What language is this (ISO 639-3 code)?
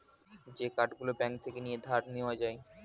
ben